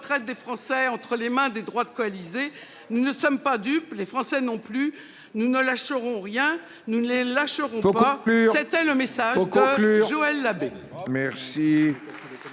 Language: French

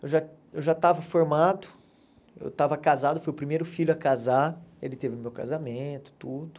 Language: Portuguese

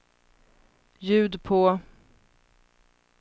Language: Swedish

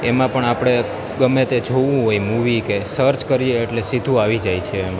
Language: Gujarati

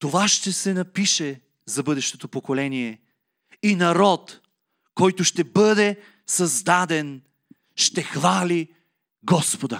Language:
Bulgarian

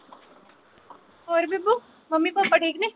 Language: Punjabi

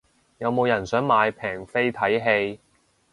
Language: Cantonese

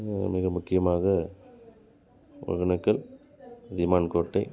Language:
Tamil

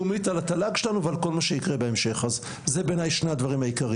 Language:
Hebrew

